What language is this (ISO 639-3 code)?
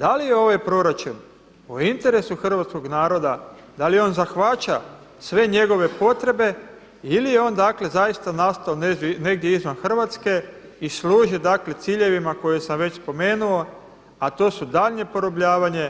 hrv